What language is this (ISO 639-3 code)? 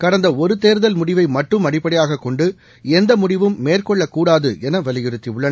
tam